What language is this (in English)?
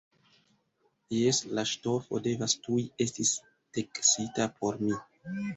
Esperanto